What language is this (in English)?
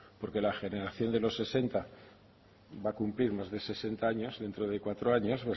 Spanish